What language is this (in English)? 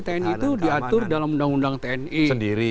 Indonesian